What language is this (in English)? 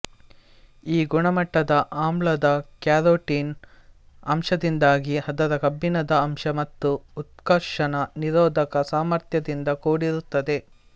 Kannada